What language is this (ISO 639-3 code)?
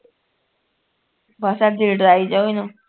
pan